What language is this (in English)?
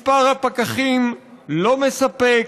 Hebrew